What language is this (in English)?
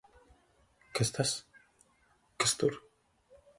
Latvian